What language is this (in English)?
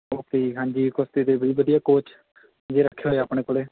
Punjabi